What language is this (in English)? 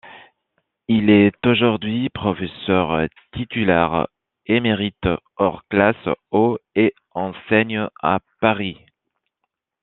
French